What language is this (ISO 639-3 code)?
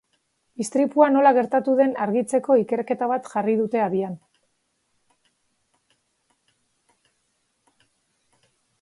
eus